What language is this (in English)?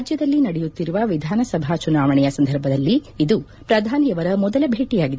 Kannada